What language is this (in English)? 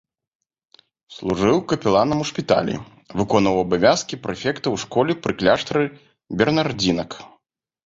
Belarusian